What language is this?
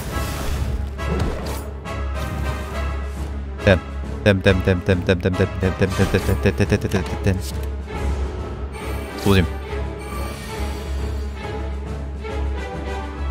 Korean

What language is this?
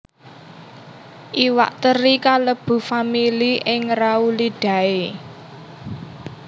Javanese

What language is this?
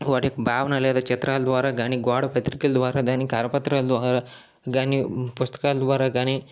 Telugu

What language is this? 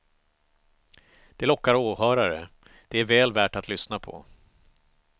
Swedish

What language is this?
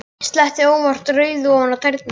Icelandic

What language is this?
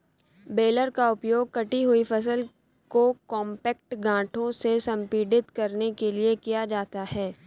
Hindi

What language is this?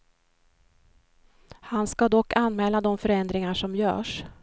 Swedish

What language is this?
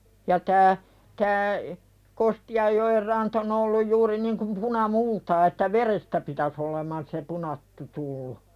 Finnish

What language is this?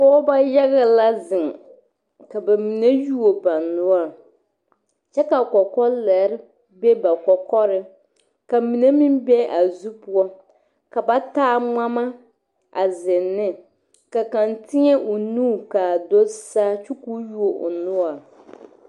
Southern Dagaare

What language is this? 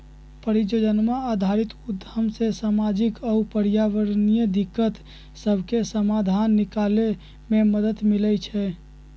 Magahi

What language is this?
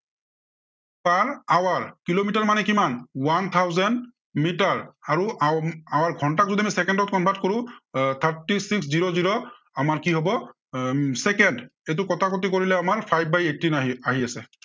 Assamese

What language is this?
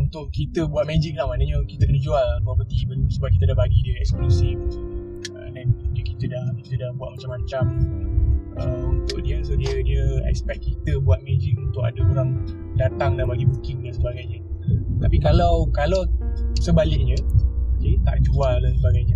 Malay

